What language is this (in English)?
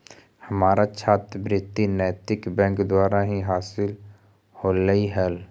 Magahi